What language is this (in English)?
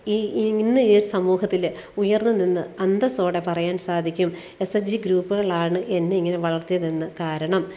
Malayalam